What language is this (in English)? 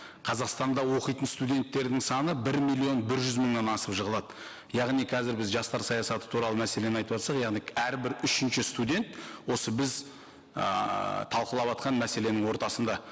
Kazakh